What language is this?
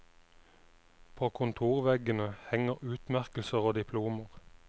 Norwegian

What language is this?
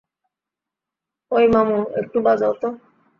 Bangla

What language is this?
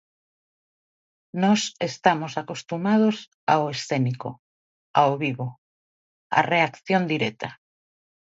Galician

